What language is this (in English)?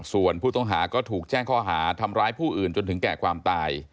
Thai